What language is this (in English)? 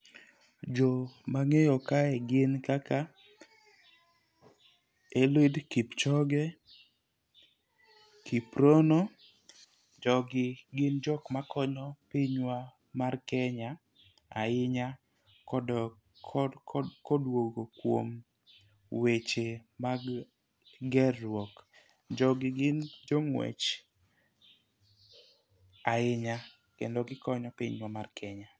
Luo (Kenya and Tanzania)